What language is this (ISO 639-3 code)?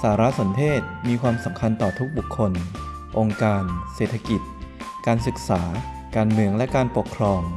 tha